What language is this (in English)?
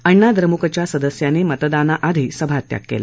Marathi